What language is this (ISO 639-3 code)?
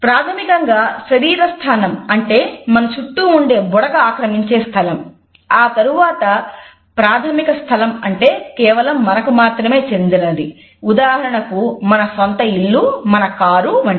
tel